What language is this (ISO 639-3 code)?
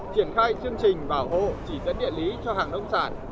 vie